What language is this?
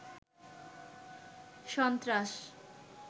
Bangla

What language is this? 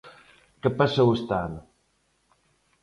Galician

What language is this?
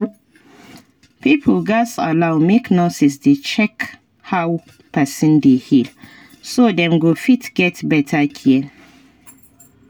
Nigerian Pidgin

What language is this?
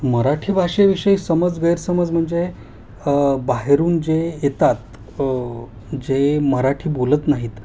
Marathi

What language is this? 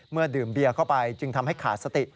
Thai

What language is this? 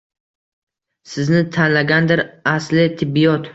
Uzbek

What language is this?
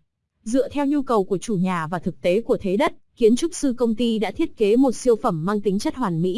Vietnamese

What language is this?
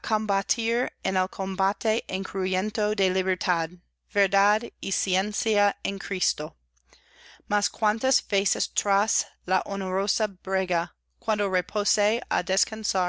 Spanish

